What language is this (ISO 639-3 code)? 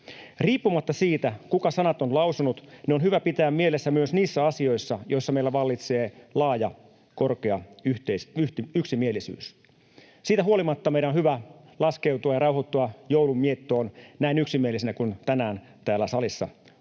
fin